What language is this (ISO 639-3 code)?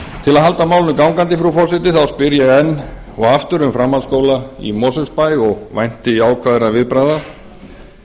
isl